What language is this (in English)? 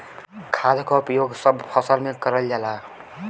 Bhojpuri